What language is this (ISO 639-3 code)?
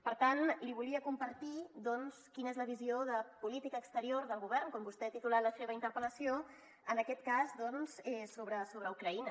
cat